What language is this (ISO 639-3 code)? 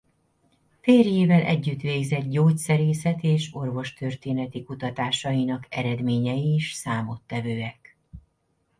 hun